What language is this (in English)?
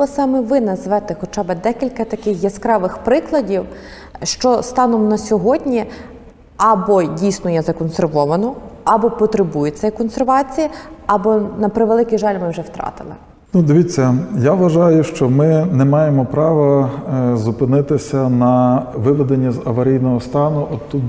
Ukrainian